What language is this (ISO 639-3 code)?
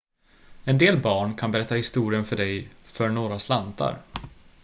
swe